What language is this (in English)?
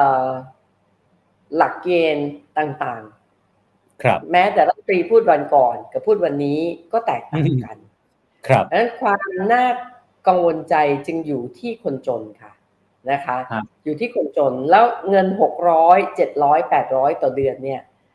Thai